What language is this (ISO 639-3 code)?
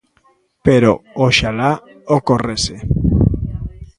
glg